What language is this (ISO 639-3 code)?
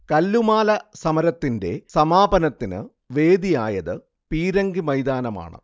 mal